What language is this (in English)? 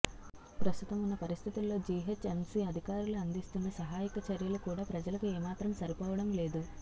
Telugu